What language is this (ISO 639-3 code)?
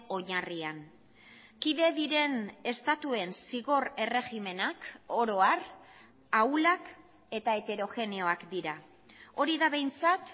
eus